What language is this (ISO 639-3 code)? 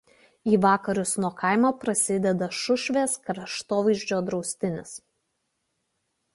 lit